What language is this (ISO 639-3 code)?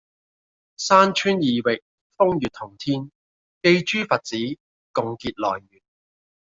yue